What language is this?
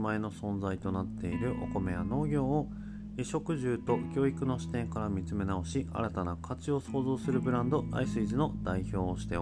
Japanese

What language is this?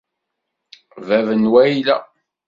Kabyle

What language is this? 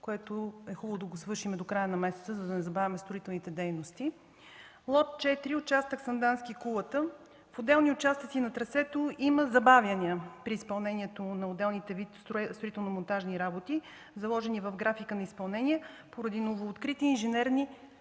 Bulgarian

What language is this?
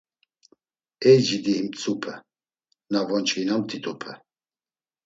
Laz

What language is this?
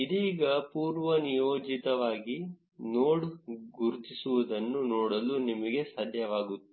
Kannada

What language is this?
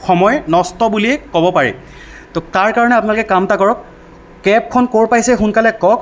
Assamese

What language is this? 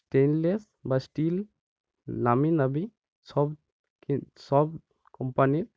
Bangla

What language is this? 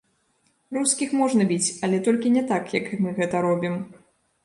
Belarusian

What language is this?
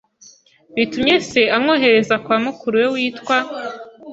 Kinyarwanda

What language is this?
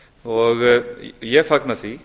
Icelandic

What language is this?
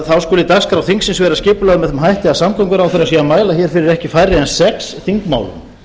Icelandic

